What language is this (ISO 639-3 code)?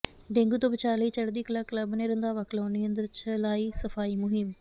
pan